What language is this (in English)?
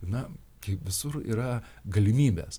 Lithuanian